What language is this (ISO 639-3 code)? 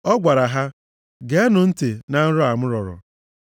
ibo